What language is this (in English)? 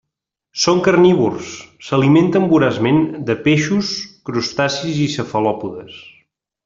Catalan